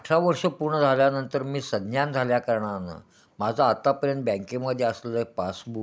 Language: Marathi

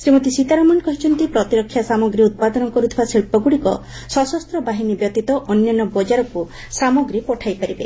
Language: Odia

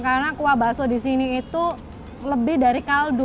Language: Indonesian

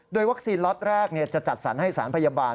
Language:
Thai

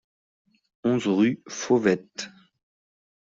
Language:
French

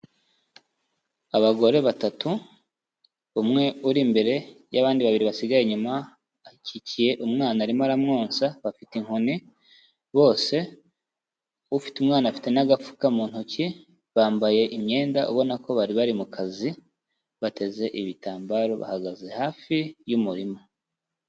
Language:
Kinyarwanda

